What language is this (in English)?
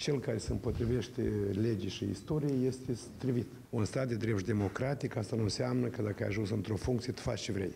Romanian